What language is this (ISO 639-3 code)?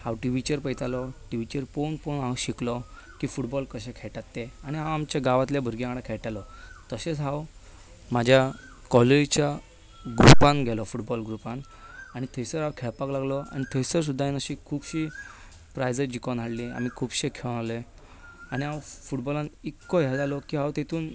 kok